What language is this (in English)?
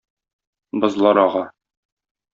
Tatar